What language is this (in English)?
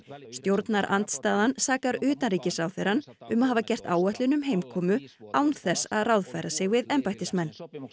Icelandic